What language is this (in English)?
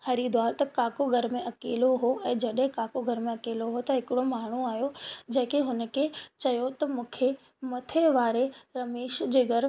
Sindhi